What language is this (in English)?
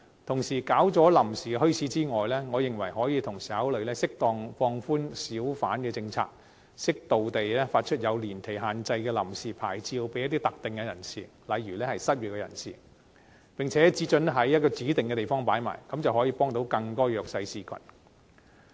Cantonese